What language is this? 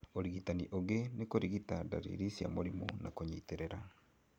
Kikuyu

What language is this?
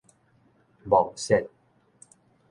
Min Nan Chinese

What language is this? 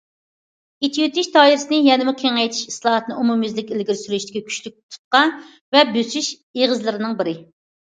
Uyghur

